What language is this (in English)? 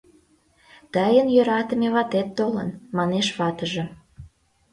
Mari